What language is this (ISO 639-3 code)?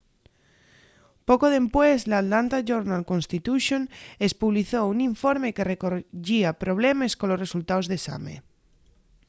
ast